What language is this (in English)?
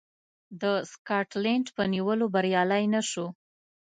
Pashto